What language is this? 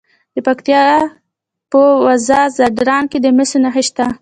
Pashto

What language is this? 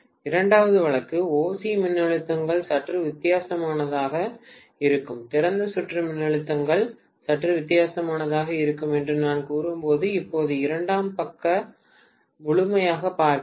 Tamil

